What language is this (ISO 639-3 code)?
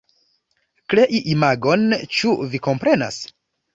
epo